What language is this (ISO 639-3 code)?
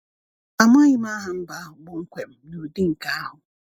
ibo